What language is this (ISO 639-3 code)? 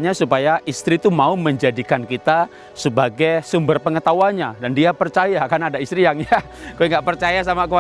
ind